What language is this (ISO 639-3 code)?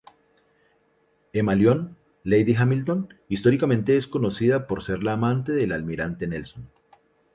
spa